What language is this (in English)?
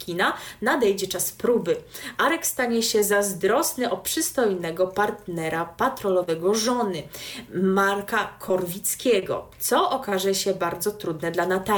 Polish